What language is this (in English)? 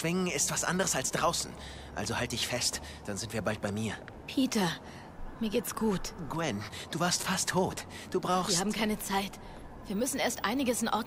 German